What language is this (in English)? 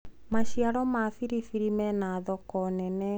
Kikuyu